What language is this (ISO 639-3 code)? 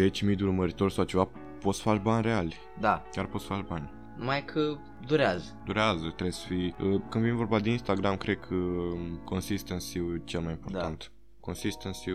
ron